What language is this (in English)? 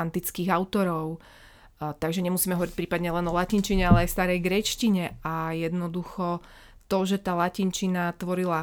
Slovak